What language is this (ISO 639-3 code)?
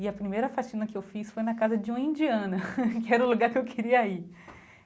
por